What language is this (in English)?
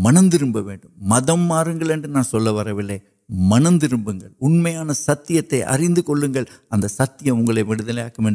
Urdu